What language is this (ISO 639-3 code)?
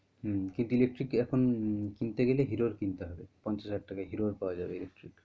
ben